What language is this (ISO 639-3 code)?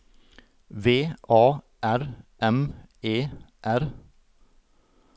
nor